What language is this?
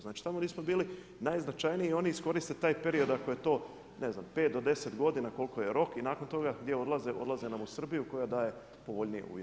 Croatian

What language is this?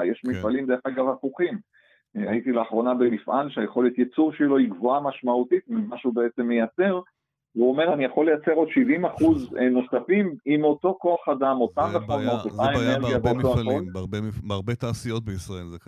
Hebrew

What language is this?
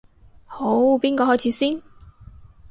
Cantonese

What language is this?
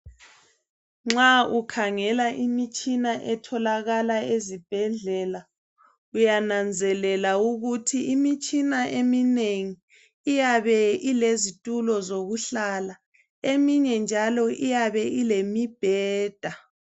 North Ndebele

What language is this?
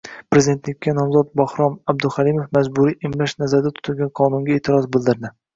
Uzbek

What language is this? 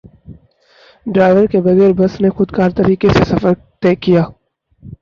Urdu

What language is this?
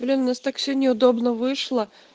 Russian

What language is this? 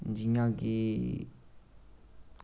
Dogri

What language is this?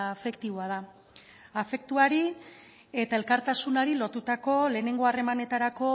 Basque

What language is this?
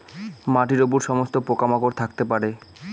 Bangla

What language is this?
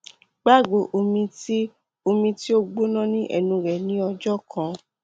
Yoruba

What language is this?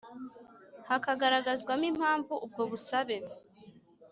Kinyarwanda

